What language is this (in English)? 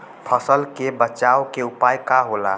Bhojpuri